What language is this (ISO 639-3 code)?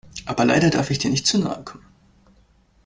deu